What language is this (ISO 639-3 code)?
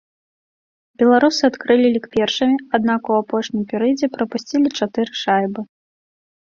bel